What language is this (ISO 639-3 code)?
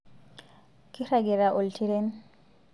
mas